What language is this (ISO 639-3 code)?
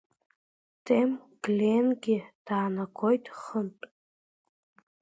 abk